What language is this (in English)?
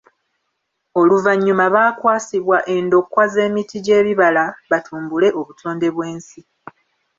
Ganda